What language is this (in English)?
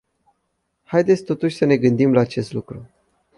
Romanian